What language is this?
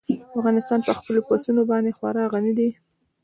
Pashto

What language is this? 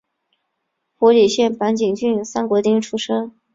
Chinese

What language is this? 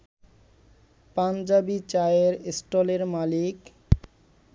Bangla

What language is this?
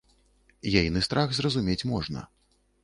Belarusian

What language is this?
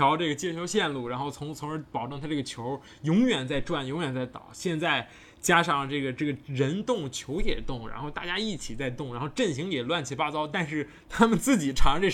Chinese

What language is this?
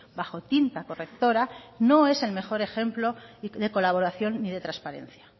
Spanish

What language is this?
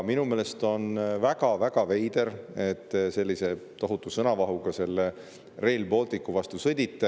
Estonian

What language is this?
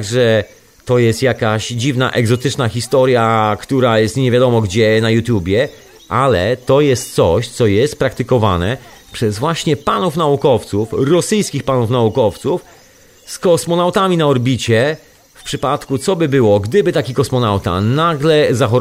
Polish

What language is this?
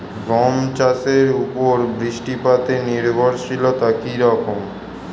Bangla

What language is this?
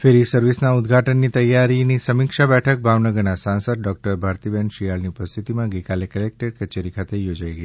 Gujarati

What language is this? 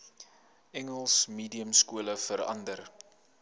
Afrikaans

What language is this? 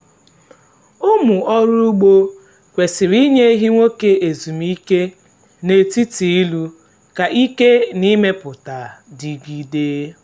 Igbo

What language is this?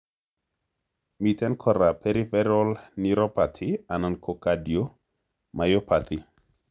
Kalenjin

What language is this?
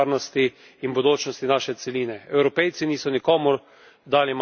Slovenian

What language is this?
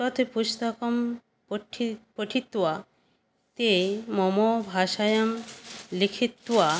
Sanskrit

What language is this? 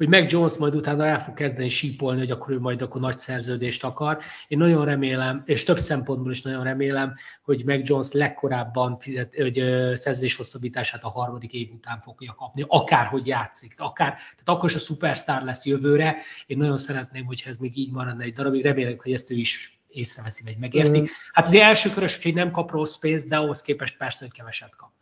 Hungarian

